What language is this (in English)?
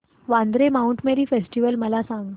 Marathi